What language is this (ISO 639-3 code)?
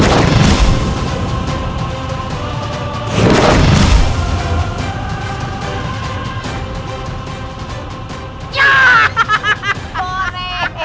ind